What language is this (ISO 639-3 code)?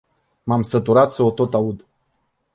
ron